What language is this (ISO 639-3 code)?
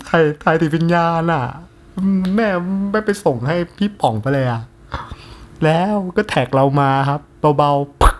tha